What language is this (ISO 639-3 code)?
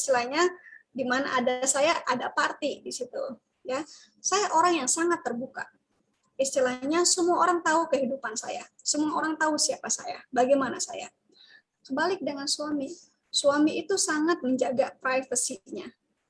ind